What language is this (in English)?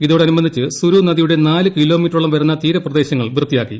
Malayalam